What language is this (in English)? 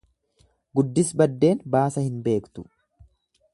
Oromo